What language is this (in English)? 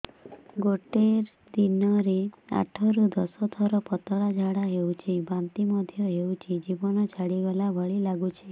Odia